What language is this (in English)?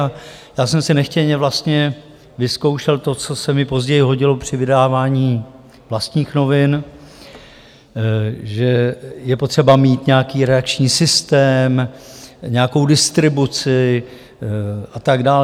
Czech